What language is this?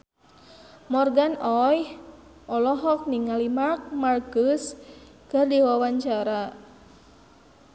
Sundanese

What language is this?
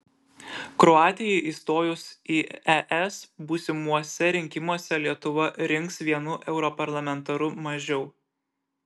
Lithuanian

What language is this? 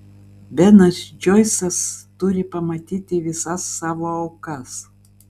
Lithuanian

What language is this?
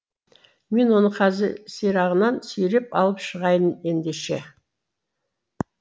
Kazakh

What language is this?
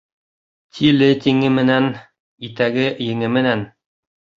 Bashkir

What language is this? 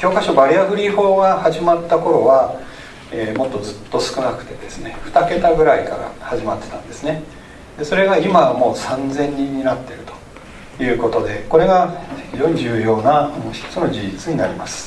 Japanese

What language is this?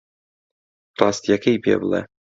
Central Kurdish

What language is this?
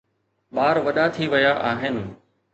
Sindhi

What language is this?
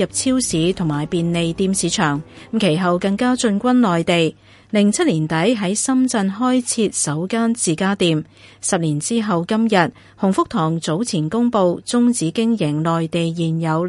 Chinese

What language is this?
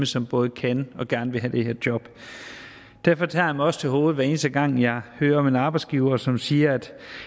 Danish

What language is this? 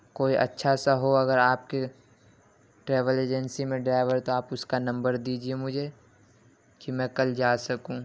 Urdu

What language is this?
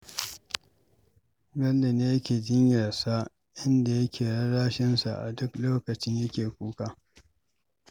Hausa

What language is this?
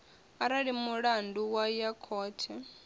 Venda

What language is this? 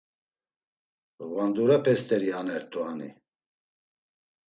Laz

